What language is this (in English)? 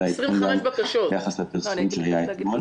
Hebrew